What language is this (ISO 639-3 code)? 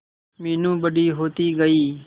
hin